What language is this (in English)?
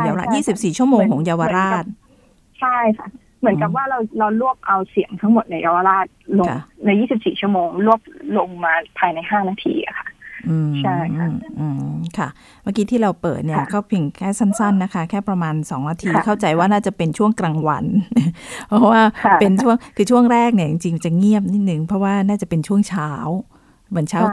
Thai